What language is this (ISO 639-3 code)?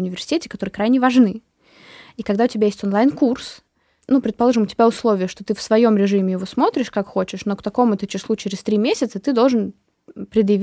rus